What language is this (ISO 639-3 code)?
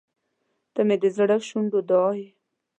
pus